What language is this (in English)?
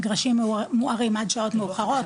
Hebrew